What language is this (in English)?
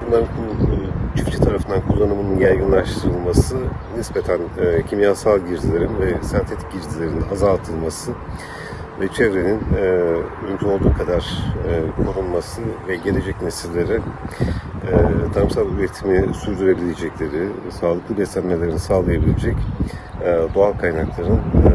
Turkish